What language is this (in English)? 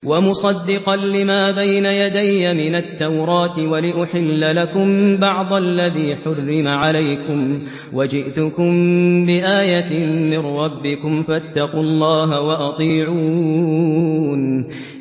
Arabic